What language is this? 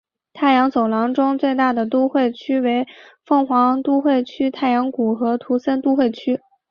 Chinese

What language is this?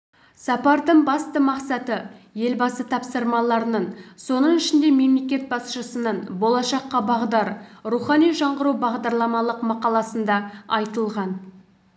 Kazakh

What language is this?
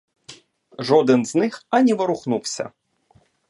Ukrainian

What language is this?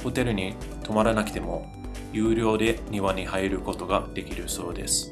Japanese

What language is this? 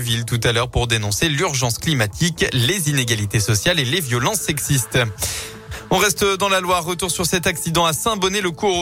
French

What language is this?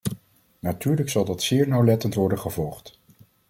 Dutch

